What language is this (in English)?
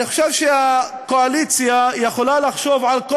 Hebrew